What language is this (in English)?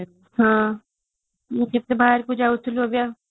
Odia